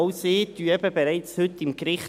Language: Swiss German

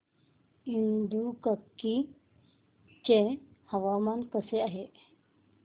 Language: Marathi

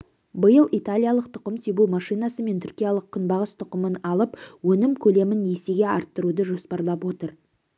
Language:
Kazakh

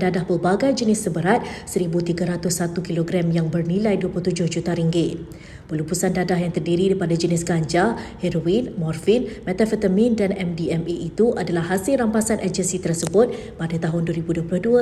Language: Malay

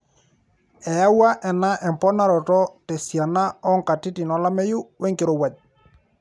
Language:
Masai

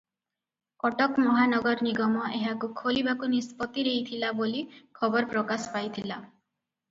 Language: Odia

